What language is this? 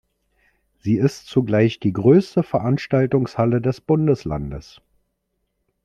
German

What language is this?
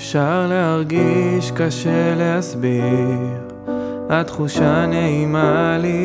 Hebrew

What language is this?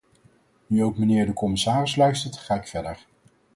Dutch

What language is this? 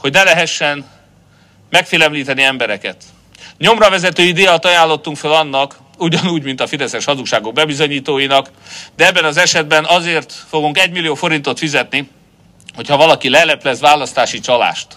Hungarian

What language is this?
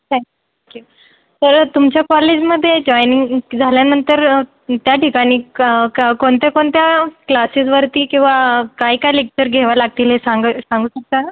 Marathi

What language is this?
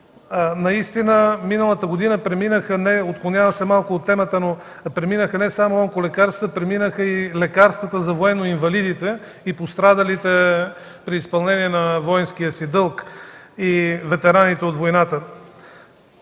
Bulgarian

